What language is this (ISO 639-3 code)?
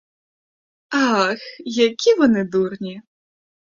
ukr